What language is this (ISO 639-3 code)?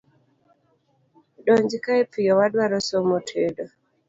luo